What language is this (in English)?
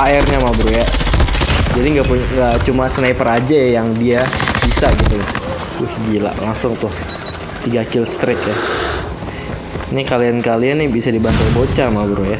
Indonesian